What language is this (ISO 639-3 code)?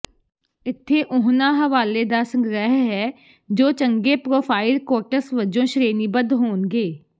pan